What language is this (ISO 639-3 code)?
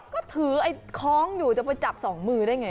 tha